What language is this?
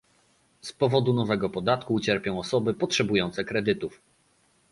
Polish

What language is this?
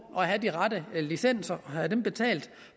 Danish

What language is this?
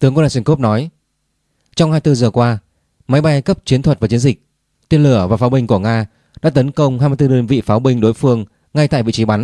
Vietnamese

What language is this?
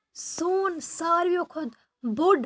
Kashmiri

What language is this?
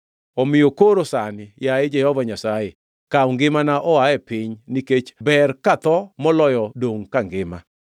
Luo (Kenya and Tanzania)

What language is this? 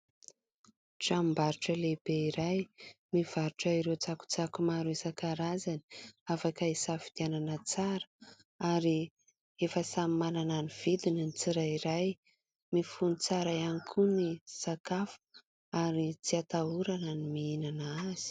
Malagasy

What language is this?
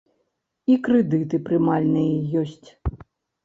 Belarusian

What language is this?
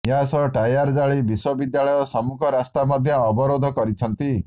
Odia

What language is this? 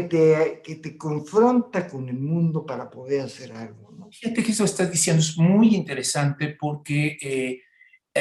Spanish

